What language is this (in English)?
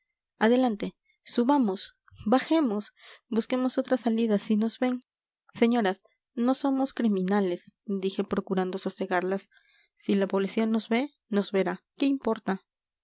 Spanish